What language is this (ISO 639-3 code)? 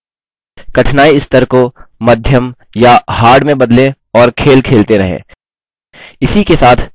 hin